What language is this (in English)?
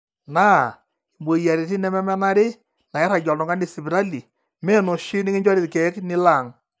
Masai